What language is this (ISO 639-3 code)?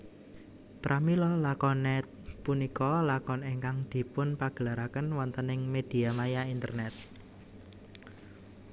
jav